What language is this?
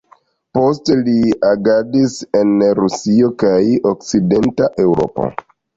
Esperanto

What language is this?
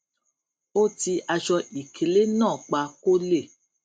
Yoruba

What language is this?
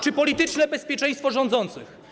Polish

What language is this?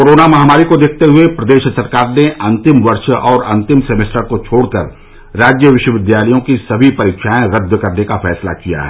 Hindi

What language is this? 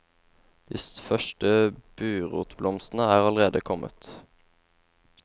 Norwegian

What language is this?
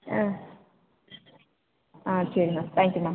Tamil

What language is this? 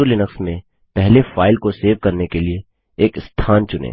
Hindi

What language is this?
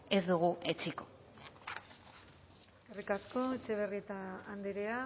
Basque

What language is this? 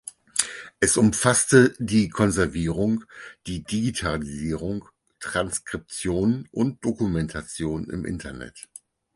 German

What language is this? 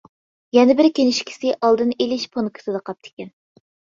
Uyghur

